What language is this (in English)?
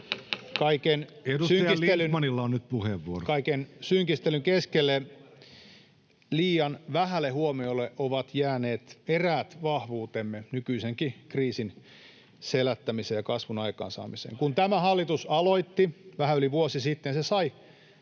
Finnish